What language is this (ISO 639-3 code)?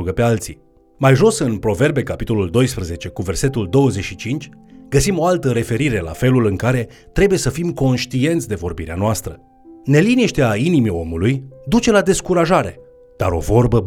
ron